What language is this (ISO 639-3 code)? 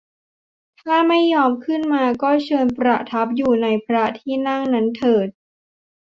tha